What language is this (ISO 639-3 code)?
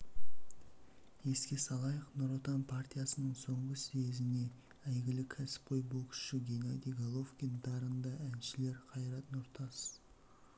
kaz